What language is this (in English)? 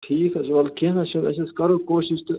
Kashmiri